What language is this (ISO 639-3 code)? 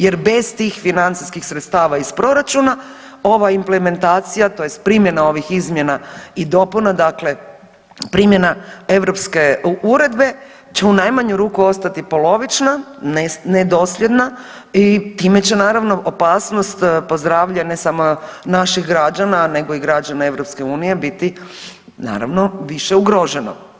hrv